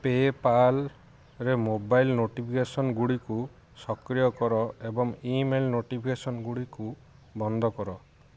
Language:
Odia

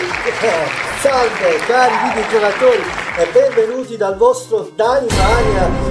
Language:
Italian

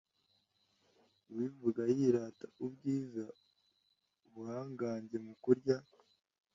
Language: Kinyarwanda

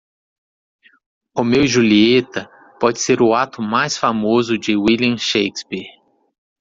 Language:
Portuguese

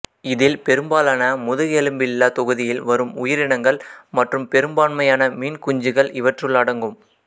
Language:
Tamil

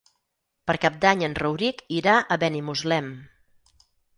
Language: Catalan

